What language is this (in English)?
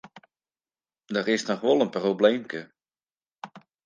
Western Frisian